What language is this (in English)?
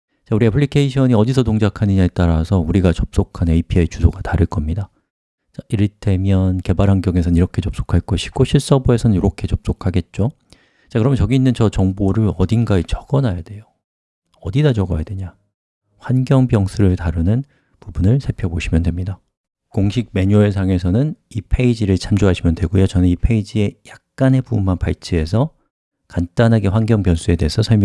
Korean